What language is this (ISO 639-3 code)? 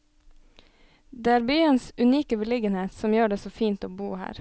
nor